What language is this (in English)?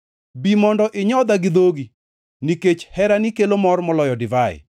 Luo (Kenya and Tanzania)